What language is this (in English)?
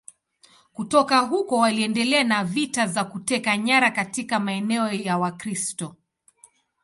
Swahili